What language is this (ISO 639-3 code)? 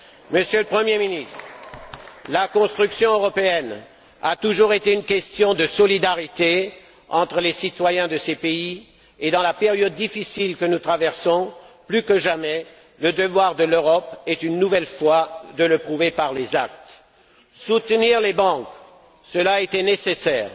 fra